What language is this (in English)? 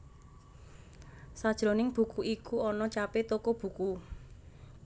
Javanese